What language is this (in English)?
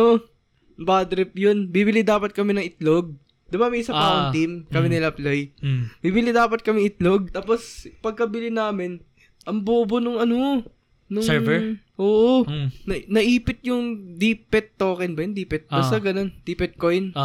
Filipino